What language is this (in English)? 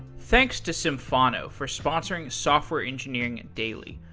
English